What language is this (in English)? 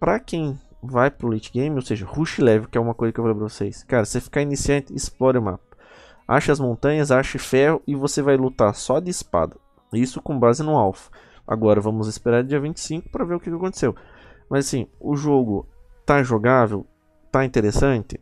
Portuguese